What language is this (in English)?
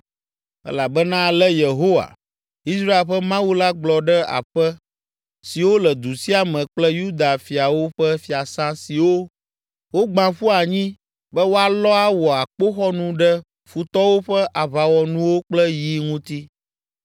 Ewe